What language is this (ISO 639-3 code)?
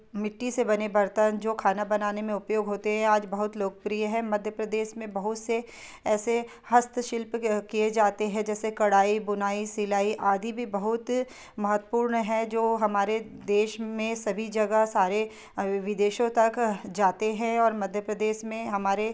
hin